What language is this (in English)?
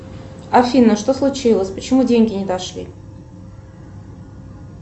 Russian